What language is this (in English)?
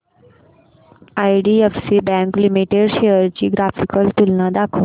Marathi